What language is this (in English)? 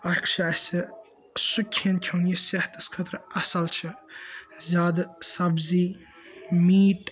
Kashmiri